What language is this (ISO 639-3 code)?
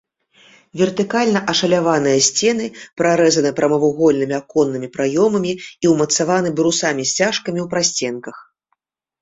bel